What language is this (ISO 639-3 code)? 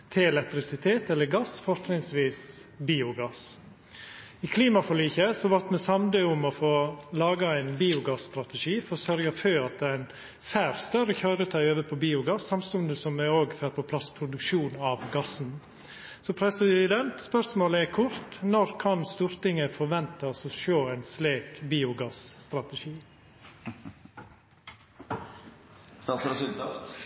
nno